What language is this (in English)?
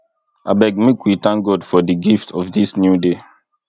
Nigerian Pidgin